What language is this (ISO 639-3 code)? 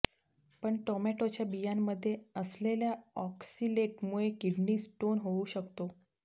mar